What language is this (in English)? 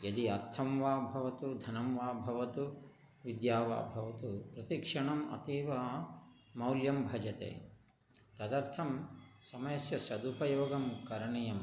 Sanskrit